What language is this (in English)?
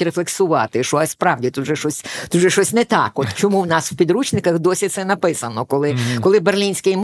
Ukrainian